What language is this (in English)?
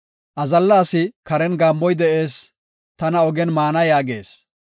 Gofa